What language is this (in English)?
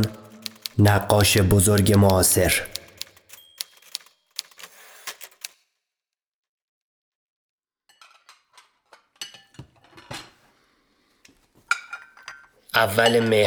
Persian